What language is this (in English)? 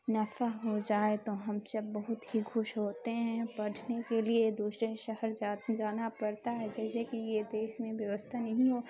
Urdu